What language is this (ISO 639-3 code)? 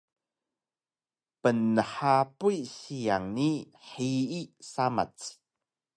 trv